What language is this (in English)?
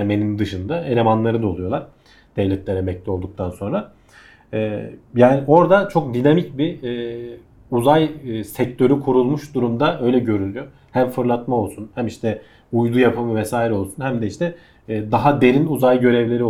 Turkish